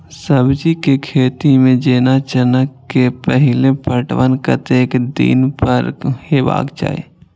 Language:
Maithili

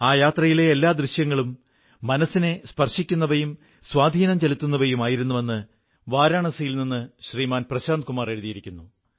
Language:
Malayalam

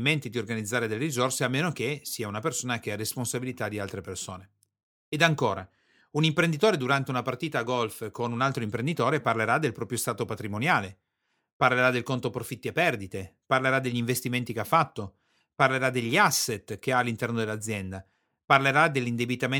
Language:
Italian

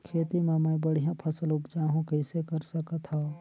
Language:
Chhattisgarhi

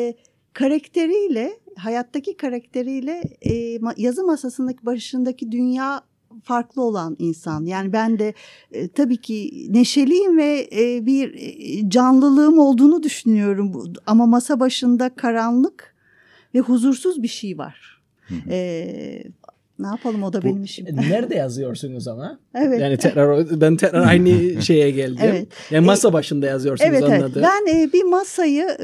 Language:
Turkish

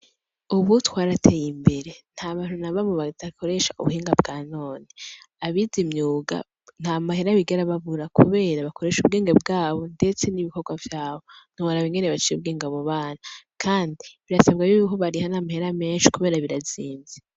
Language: Rundi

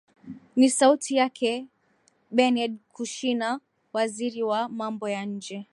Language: Swahili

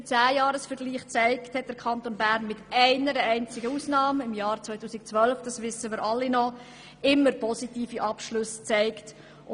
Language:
Swiss German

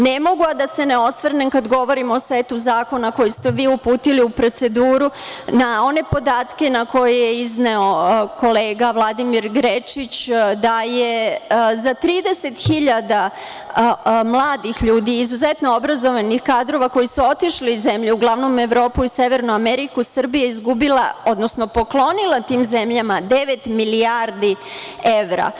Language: Serbian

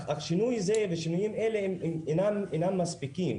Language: Hebrew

